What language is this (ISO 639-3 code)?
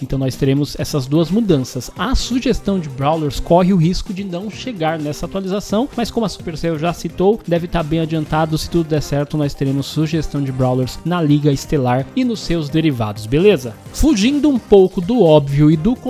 por